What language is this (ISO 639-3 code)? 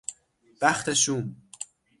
fas